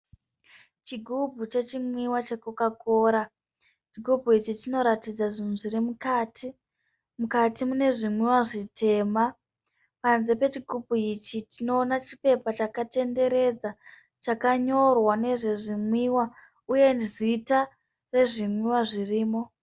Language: Shona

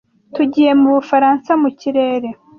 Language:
Kinyarwanda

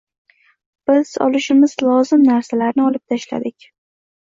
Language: Uzbek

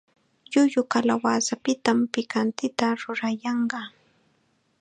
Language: Chiquián Ancash Quechua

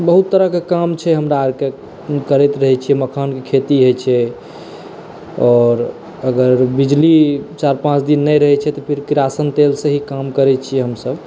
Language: Maithili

